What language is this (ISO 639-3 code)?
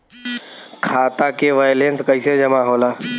bho